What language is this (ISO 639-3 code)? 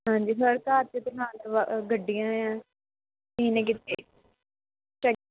pan